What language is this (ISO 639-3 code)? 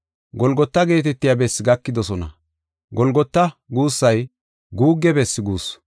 gof